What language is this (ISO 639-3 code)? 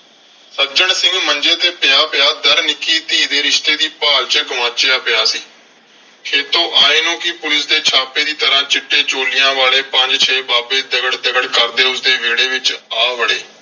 pan